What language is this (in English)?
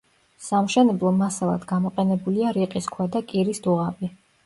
Georgian